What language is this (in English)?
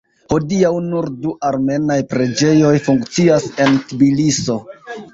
Esperanto